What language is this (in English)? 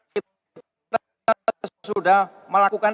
Indonesian